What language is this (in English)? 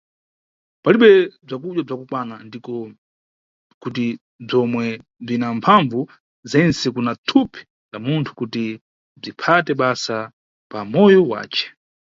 Nyungwe